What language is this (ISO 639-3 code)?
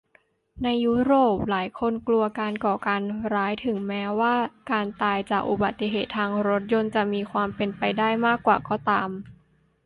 tha